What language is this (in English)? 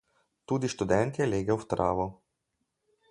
Slovenian